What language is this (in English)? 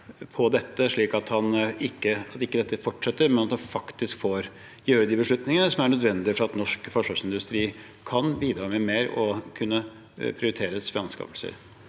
Norwegian